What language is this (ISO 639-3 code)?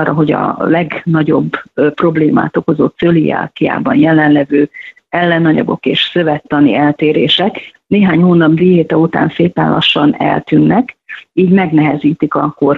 hun